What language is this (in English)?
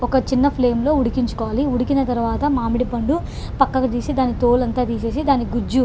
Telugu